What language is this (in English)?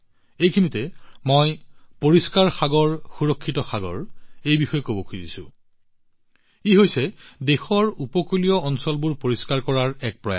Assamese